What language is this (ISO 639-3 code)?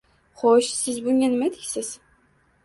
uzb